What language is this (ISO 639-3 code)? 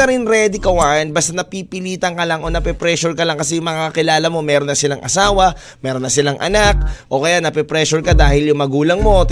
fil